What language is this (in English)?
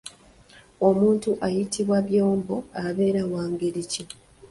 Ganda